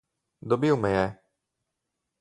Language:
Slovenian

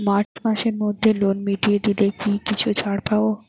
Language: Bangla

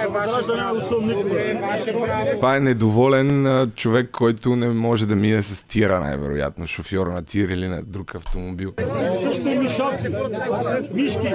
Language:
Bulgarian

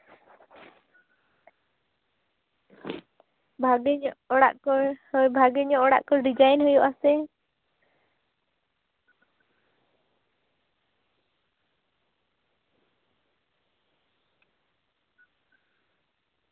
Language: Santali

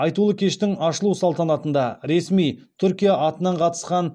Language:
Kazakh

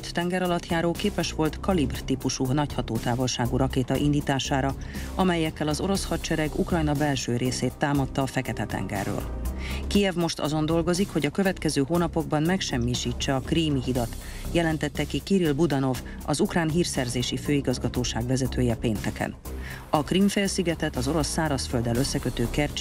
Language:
Hungarian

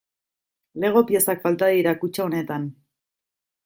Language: Basque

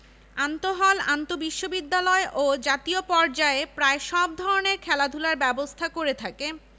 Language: Bangla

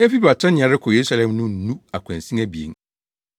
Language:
Akan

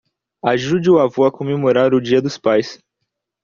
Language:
Portuguese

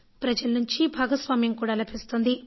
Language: Telugu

